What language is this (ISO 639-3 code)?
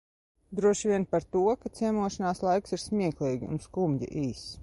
lav